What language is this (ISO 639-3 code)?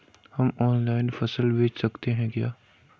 hin